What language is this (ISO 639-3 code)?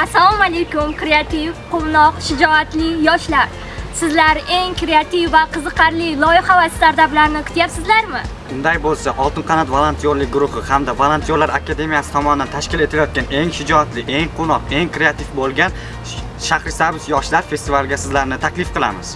tur